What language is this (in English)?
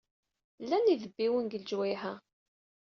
Kabyle